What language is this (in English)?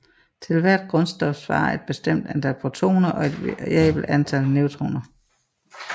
Danish